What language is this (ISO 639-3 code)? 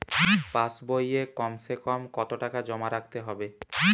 ben